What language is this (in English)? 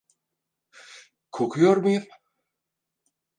Turkish